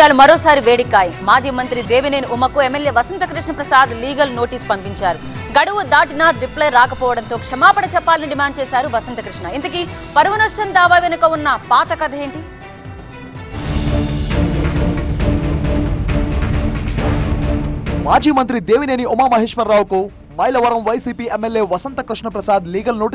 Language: Telugu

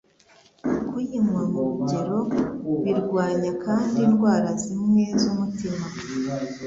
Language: Kinyarwanda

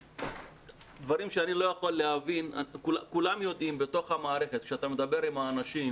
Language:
Hebrew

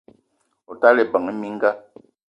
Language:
Eton (Cameroon)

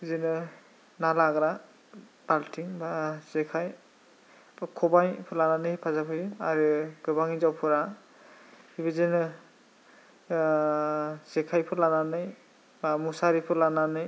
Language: Bodo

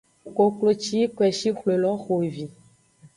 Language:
Aja (Benin)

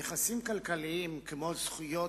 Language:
Hebrew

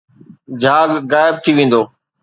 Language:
Sindhi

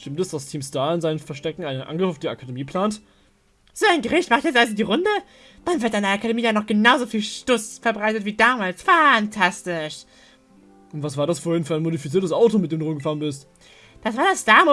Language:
German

